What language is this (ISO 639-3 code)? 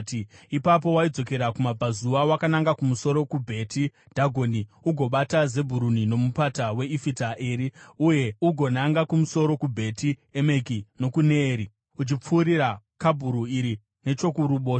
sna